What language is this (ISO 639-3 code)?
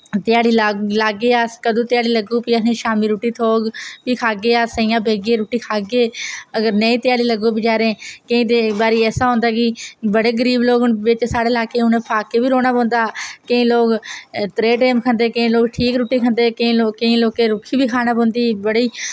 doi